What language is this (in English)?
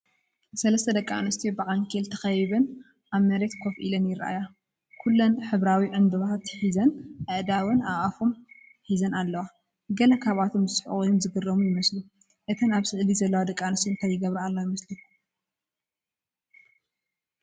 Tigrinya